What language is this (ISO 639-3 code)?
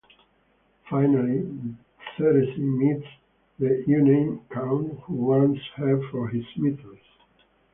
eng